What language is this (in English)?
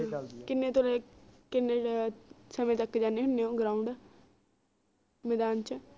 Punjabi